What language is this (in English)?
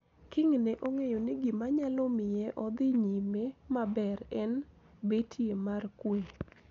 Luo (Kenya and Tanzania)